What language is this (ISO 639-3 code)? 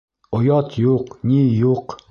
bak